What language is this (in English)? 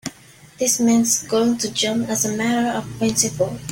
English